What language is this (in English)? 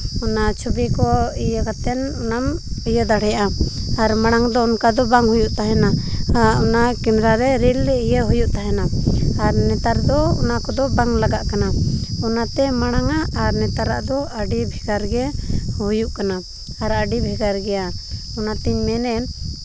Santali